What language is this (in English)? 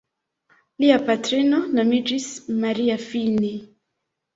Esperanto